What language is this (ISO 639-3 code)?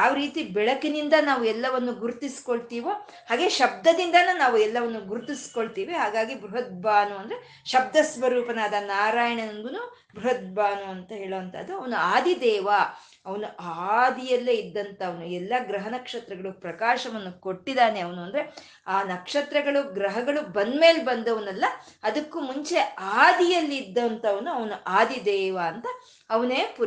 kan